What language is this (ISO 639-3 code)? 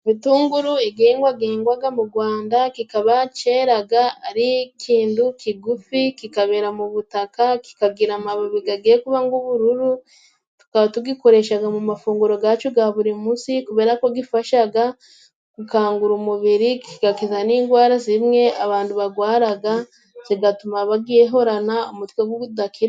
kin